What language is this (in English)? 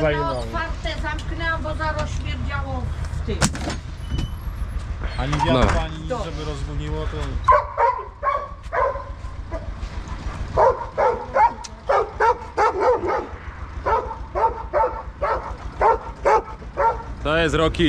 Polish